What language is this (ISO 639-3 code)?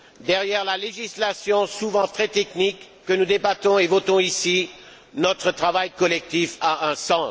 fra